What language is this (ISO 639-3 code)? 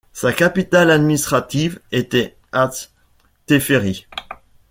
fra